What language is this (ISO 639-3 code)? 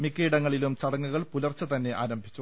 mal